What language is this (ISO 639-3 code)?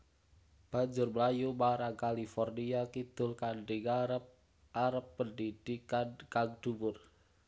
jav